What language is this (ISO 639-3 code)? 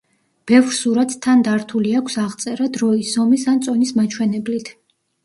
kat